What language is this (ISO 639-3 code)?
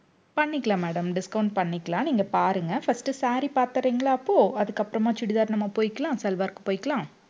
tam